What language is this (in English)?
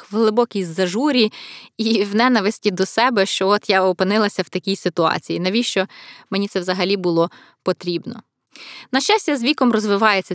Ukrainian